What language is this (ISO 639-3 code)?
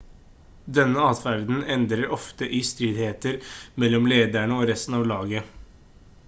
nob